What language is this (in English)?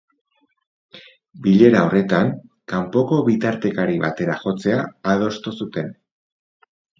Basque